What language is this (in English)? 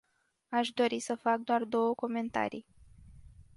Romanian